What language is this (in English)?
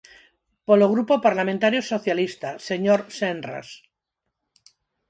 Galician